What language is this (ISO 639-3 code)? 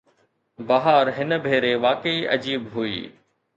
snd